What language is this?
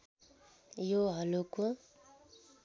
Nepali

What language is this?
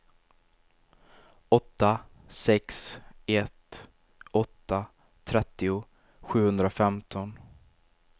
Swedish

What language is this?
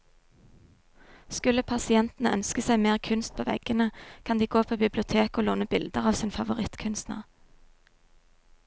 Norwegian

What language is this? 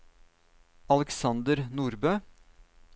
Norwegian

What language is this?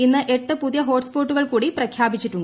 Malayalam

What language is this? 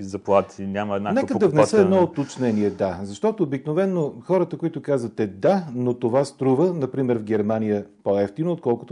Bulgarian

